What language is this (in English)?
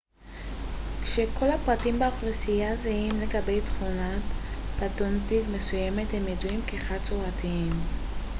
Hebrew